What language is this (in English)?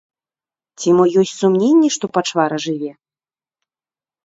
Belarusian